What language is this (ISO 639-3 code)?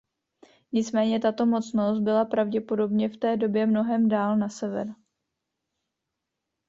ces